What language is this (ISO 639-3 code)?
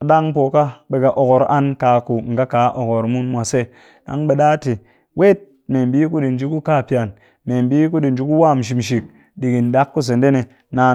cky